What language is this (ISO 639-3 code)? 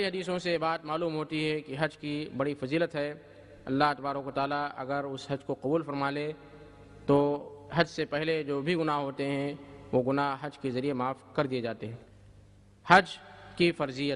hin